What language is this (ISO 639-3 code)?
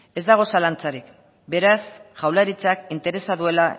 eus